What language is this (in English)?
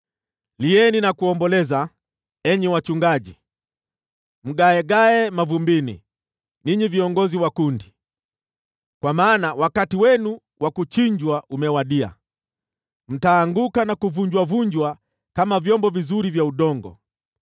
Swahili